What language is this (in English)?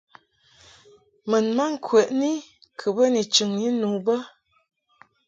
Mungaka